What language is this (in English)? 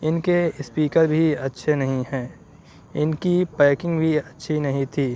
Urdu